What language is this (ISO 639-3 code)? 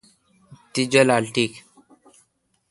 xka